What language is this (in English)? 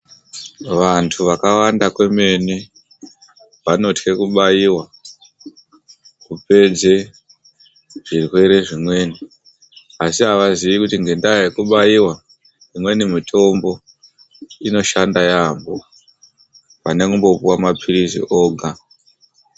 Ndau